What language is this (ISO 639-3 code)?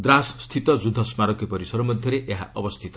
ori